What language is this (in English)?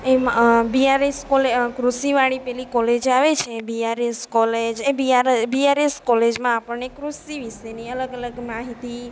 Gujarati